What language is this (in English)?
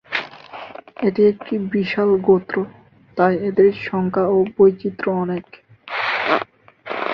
Bangla